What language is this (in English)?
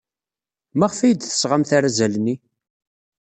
Kabyle